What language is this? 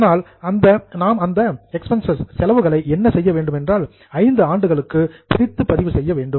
Tamil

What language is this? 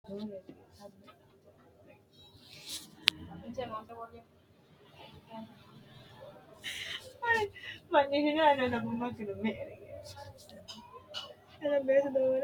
Sidamo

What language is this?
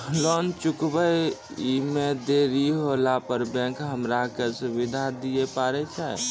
Maithili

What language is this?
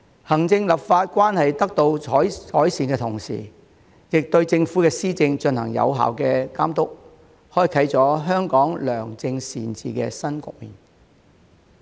Cantonese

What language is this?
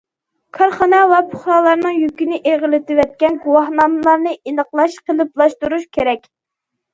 Uyghur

